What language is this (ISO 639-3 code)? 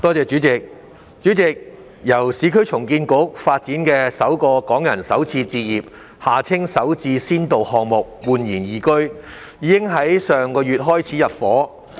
yue